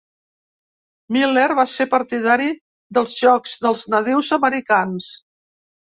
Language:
Catalan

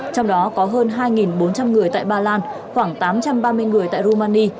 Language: Vietnamese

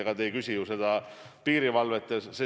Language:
Estonian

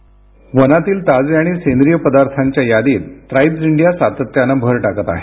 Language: Marathi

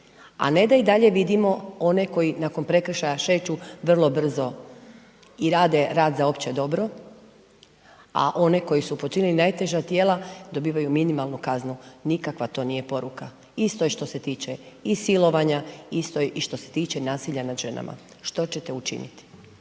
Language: Croatian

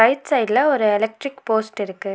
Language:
Tamil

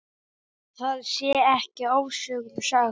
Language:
Icelandic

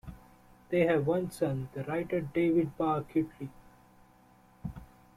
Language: English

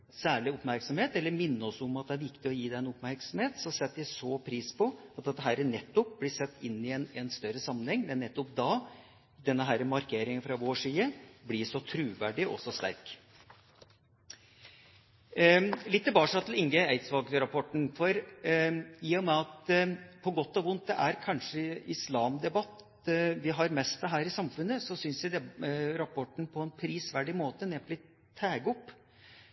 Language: Norwegian Bokmål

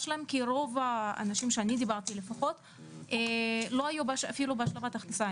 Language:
Hebrew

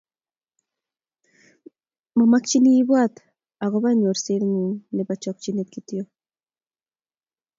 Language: Kalenjin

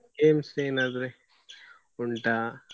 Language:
Kannada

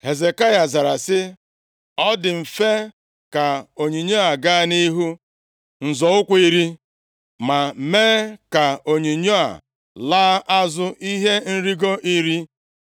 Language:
Igbo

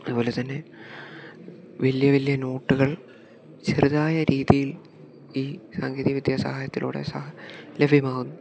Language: Malayalam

